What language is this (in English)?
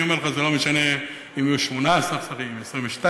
Hebrew